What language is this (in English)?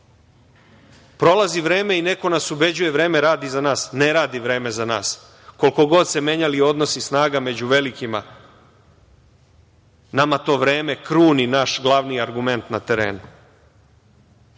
Serbian